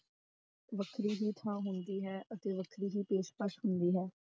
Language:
Punjabi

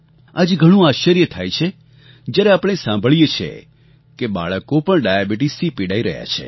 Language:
Gujarati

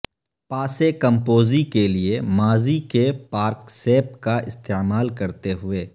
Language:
Urdu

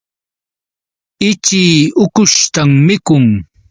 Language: Yauyos Quechua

